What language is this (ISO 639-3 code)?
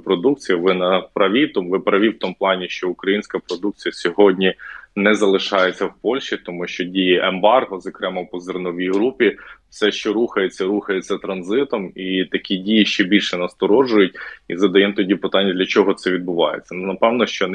ukr